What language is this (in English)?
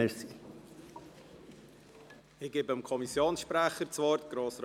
Swiss German